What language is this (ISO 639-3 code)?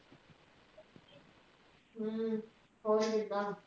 pan